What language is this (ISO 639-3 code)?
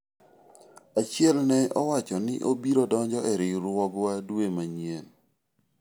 luo